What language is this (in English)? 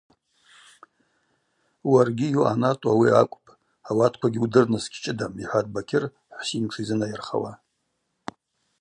Abaza